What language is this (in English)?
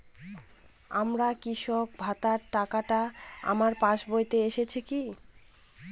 Bangla